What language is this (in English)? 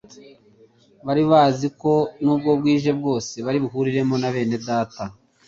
Kinyarwanda